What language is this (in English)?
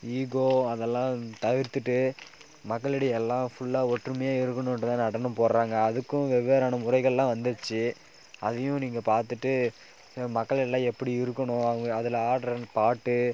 Tamil